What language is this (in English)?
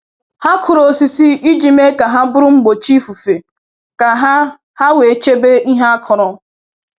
Igbo